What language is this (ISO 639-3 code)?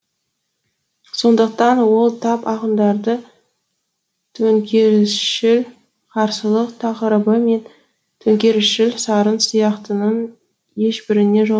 kaz